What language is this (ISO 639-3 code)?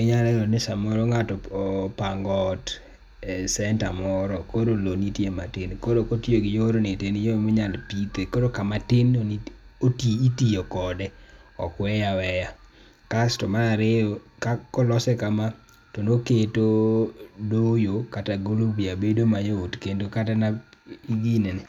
luo